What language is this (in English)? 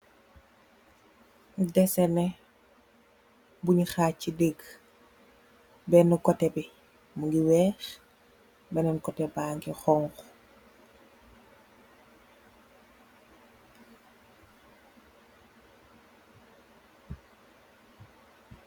Wolof